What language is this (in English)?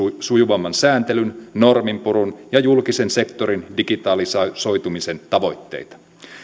Finnish